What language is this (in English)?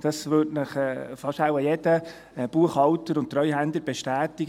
Swiss German